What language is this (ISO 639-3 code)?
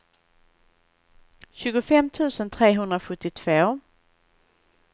swe